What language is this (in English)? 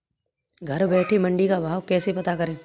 Hindi